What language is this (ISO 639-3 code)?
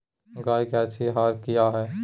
mag